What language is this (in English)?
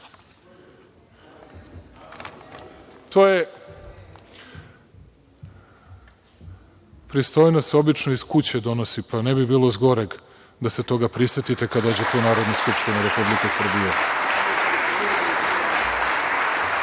Serbian